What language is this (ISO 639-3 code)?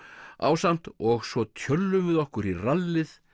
isl